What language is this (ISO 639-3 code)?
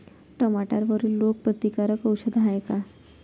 mar